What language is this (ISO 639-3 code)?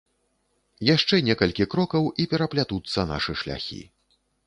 bel